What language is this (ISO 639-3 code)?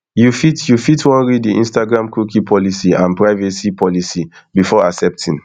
pcm